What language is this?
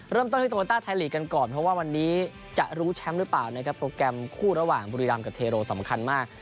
Thai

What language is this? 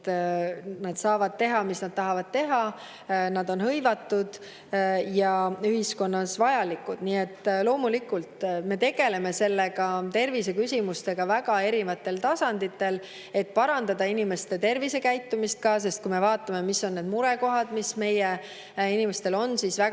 Estonian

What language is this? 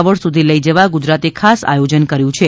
Gujarati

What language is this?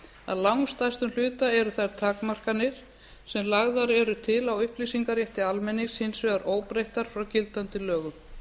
Icelandic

